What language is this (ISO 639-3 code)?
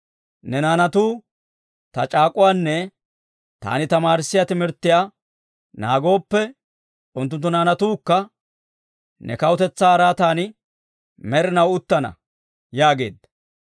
dwr